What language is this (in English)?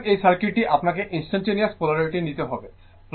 Bangla